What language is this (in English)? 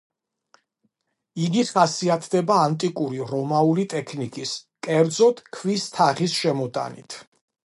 Georgian